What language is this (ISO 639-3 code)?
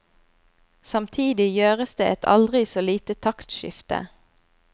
nor